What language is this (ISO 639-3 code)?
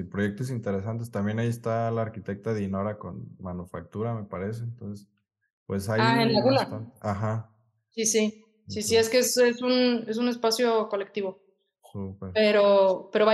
spa